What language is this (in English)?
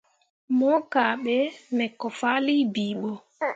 Mundang